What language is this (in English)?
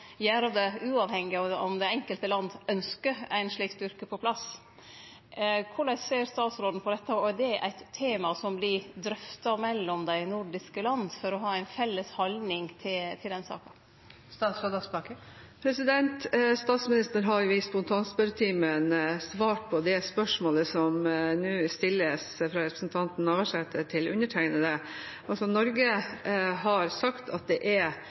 Norwegian